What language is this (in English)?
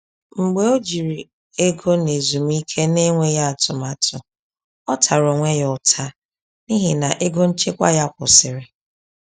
Igbo